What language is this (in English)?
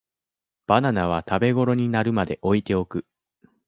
Japanese